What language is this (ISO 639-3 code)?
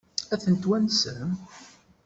kab